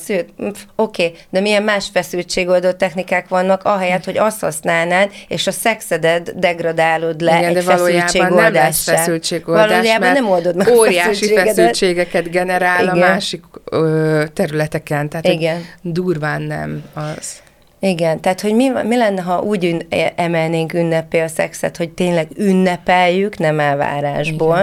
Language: Hungarian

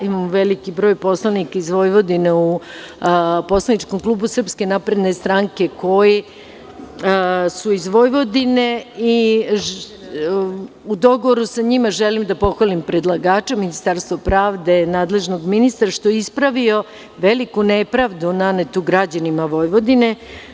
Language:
Serbian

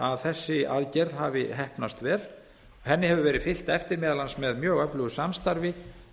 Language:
Icelandic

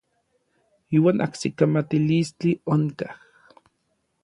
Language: Orizaba Nahuatl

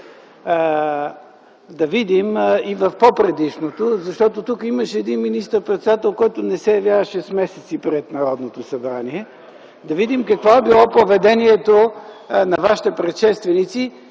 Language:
Bulgarian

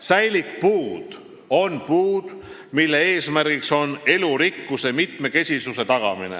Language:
Estonian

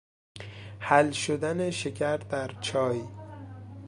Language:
Persian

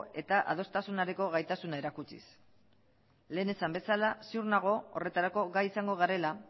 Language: Basque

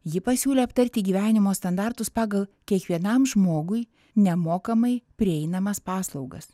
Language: Lithuanian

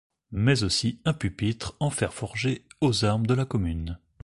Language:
French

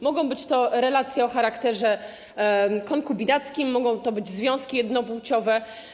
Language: Polish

